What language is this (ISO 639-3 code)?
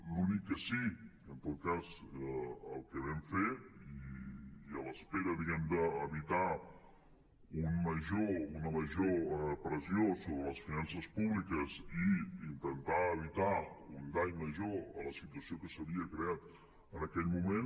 cat